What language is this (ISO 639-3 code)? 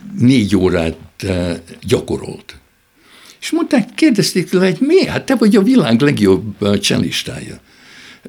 hun